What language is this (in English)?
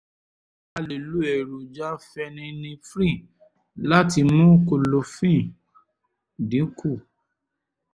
Yoruba